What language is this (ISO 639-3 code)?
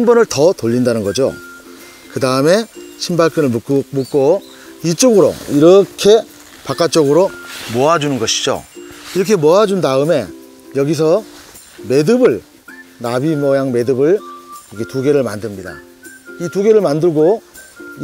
kor